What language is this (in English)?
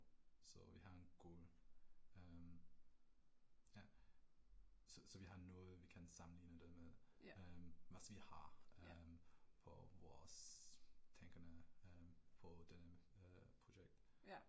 Danish